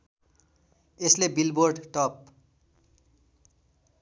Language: Nepali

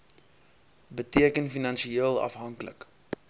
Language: Afrikaans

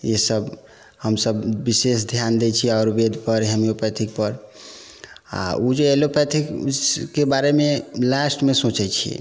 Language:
Maithili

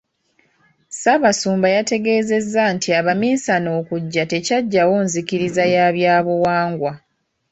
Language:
Ganda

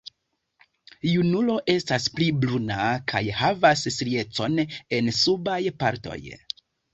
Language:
Esperanto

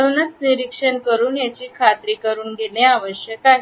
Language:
Marathi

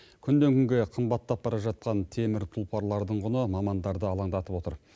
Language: Kazakh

